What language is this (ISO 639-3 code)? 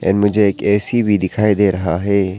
hin